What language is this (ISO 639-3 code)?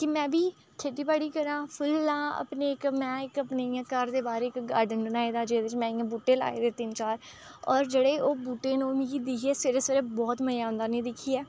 doi